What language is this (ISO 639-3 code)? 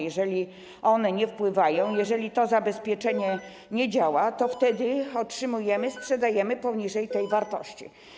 pol